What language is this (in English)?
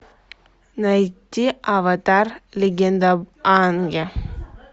Russian